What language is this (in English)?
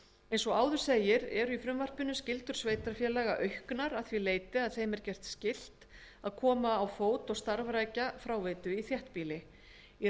Icelandic